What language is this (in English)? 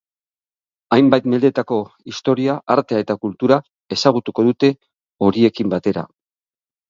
Basque